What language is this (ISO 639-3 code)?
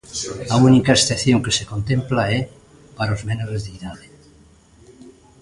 glg